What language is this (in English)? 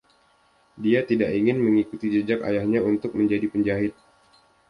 Indonesian